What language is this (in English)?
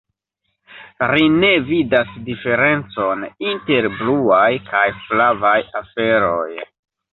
Esperanto